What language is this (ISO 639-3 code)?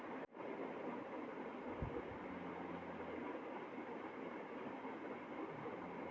mar